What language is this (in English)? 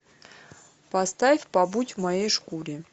Russian